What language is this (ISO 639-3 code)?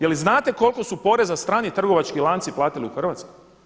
hrv